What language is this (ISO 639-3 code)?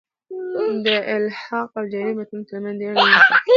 pus